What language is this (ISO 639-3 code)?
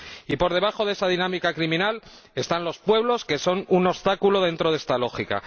spa